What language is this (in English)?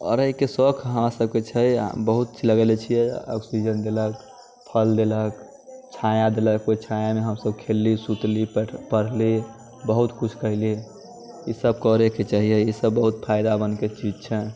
Maithili